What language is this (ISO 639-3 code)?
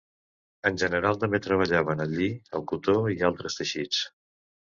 cat